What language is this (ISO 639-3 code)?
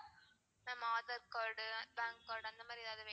tam